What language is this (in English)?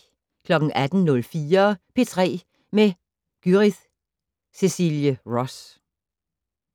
Danish